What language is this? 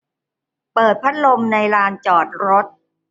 Thai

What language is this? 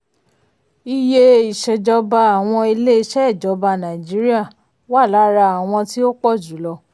Yoruba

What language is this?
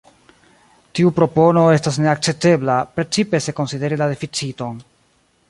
Esperanto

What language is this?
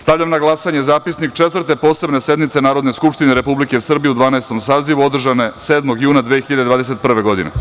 Serbian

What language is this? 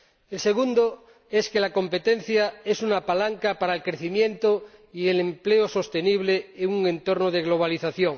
Spanish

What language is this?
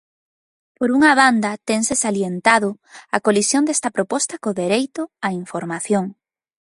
Galician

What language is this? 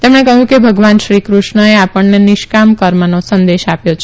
Gujarati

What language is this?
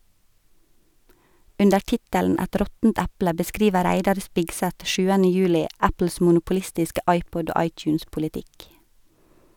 Norwegian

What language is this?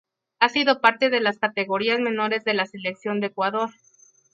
Spanish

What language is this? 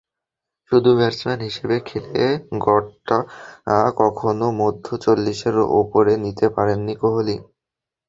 Bangla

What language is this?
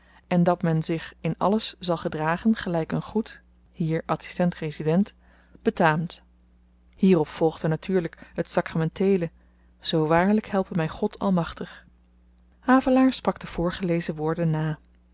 Dutch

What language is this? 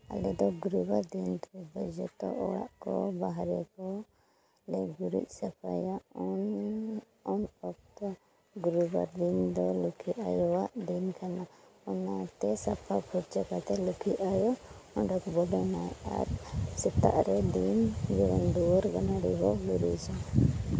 Santali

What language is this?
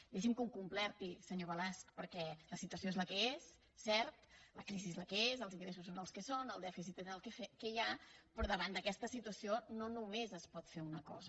Catalan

